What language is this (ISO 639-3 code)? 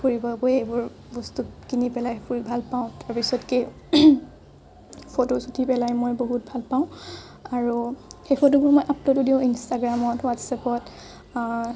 asm